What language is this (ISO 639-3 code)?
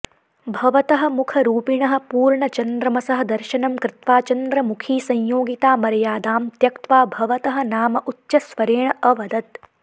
san